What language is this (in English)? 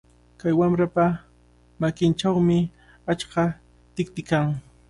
Cajatambo North Lima Quechua